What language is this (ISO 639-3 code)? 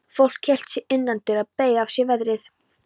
isl